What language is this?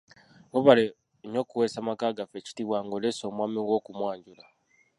Ganda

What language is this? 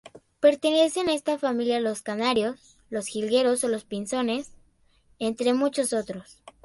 Spanish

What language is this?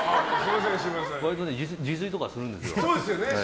Japanese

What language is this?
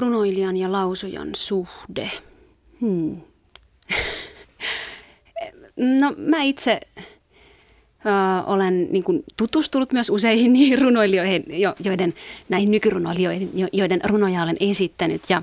Finnish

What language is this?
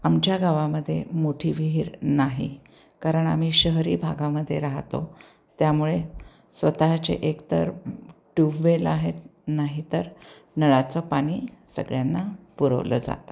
Marathi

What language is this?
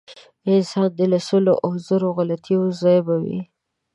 Pashto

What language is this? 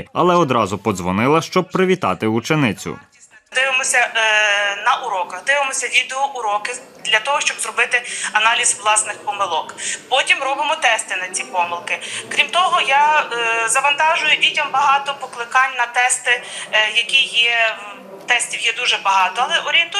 Ukrainian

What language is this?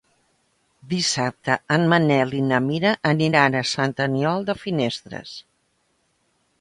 Catalan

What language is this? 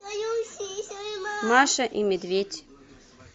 Russian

